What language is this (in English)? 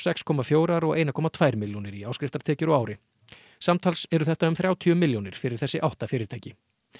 Icelandic